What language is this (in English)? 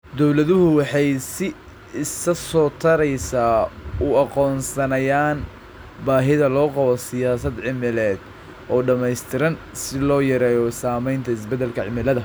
Somali